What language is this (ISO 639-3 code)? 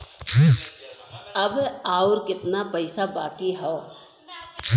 bho